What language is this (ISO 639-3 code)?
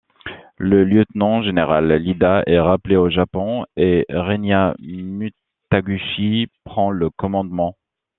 fra